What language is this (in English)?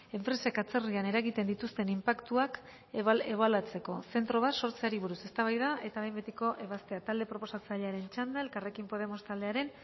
Basque